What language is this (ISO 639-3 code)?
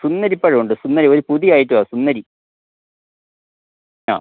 mal